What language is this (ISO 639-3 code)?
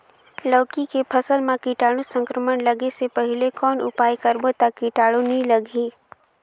hne